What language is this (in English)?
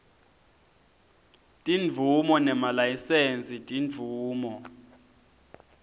Swati